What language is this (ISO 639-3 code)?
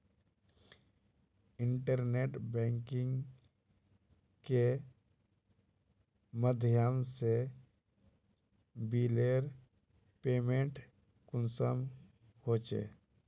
mag